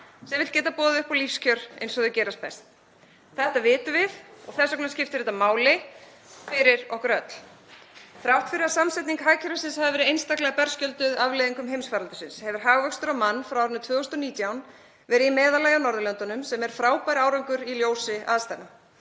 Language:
Icelandic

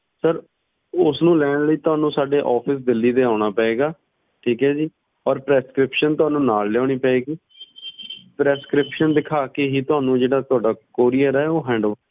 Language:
Punjabi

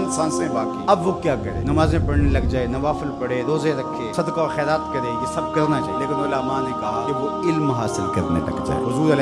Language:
Urdu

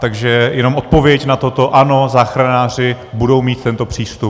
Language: Czech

